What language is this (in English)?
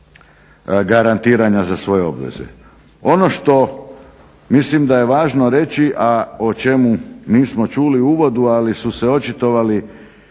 Croatian